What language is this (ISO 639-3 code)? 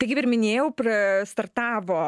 lit